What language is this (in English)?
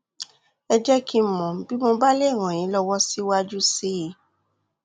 Yoruba